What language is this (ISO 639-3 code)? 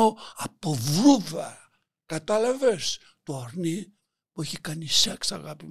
ell